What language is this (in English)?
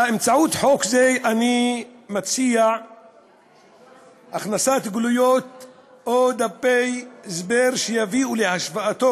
Hebrew